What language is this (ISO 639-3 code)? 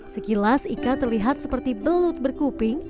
ind